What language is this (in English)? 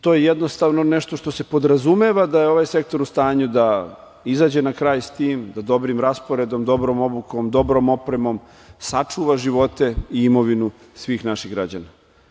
Serbian